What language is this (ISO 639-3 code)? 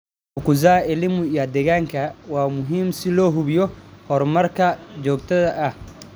som